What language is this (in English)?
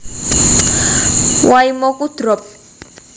Javanese